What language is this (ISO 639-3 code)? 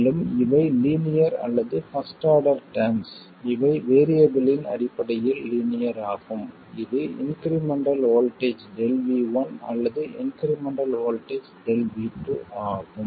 tam